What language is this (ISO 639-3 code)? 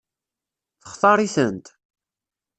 kab